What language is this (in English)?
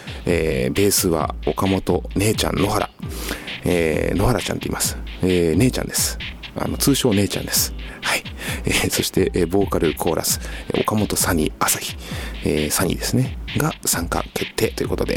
Japanese